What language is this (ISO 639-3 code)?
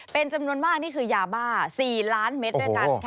tha